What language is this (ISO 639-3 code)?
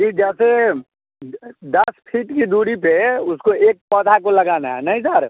hin